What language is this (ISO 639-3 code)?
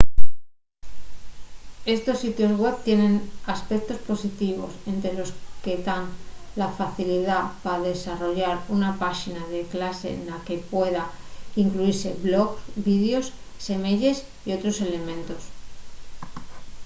ast